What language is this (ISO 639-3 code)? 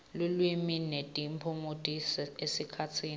ssw